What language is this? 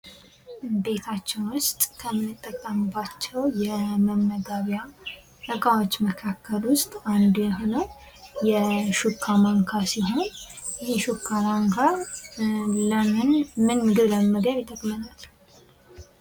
Amharic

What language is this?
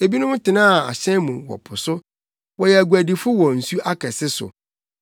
Akan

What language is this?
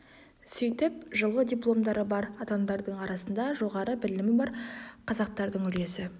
Kazakh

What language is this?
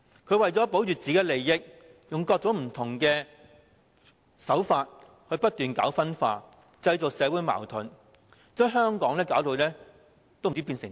Cantonese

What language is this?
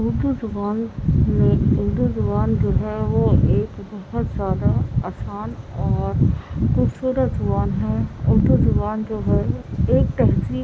Urdu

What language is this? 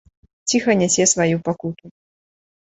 Belarusian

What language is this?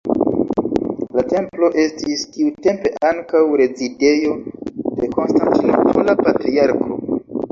Esperanto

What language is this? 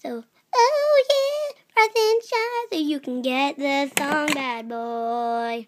English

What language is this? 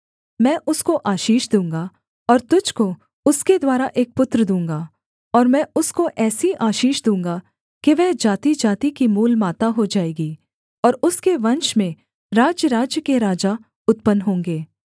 Hindi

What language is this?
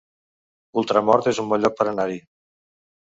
Catalan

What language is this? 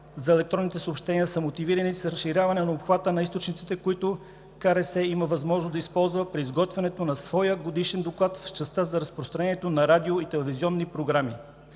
Bulgarian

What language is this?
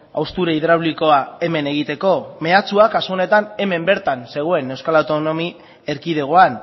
Basque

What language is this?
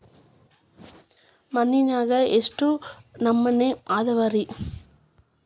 Kannada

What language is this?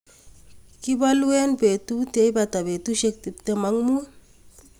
Kalenjin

